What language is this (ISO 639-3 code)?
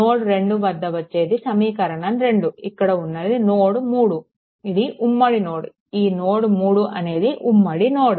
tel